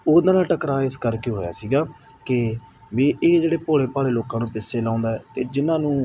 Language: Punjabi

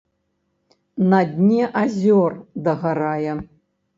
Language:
Belarusian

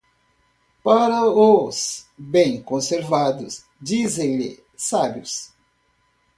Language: Portuguese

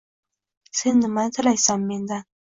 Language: Uzbek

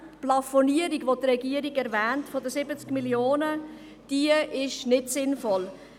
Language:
Swiss German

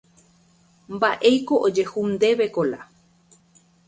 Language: Guarani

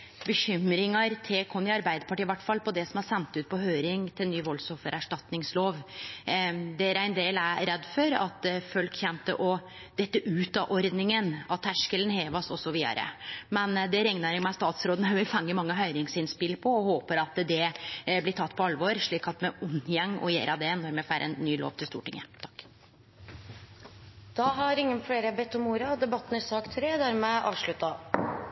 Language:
Norwegian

